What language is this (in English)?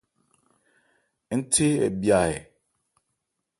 Ebrié